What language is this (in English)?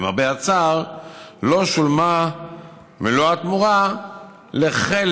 Hebrew